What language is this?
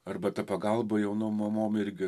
Lithuanian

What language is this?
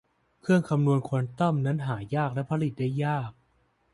Thai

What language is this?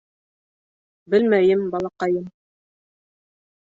Bashkir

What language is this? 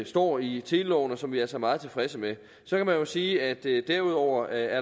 Danish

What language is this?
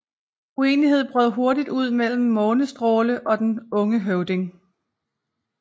Danish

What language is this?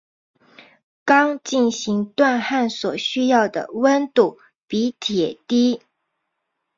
Chinese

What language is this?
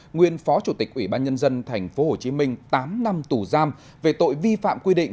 Vietnamese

